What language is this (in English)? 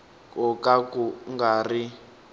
Tsonga